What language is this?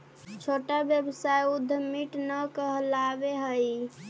Magahi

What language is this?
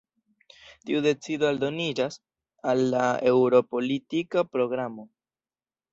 Esperanto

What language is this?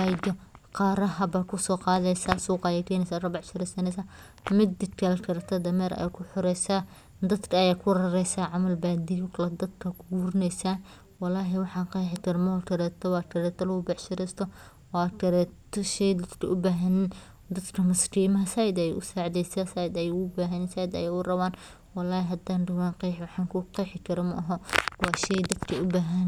Somali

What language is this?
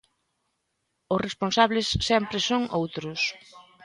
Galician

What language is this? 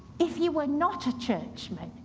English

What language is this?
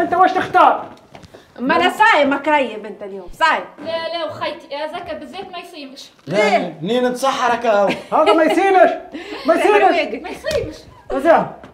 Arabic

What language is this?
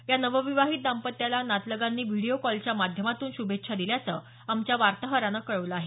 Marathi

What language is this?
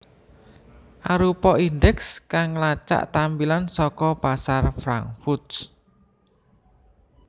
Javanese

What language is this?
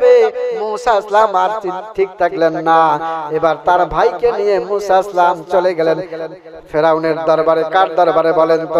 Bangla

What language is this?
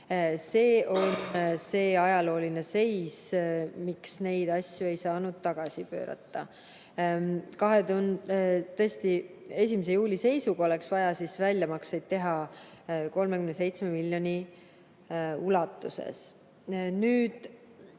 Estonian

